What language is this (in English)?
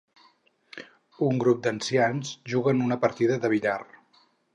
Catalan